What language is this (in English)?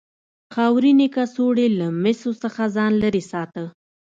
Pashto